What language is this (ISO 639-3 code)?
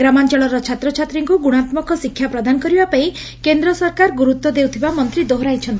ori